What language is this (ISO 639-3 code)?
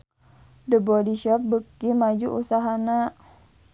sun